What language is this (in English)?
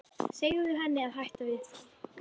Icelandic